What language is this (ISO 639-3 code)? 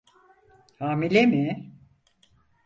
tur